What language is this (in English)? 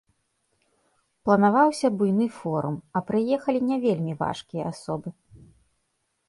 Belarusian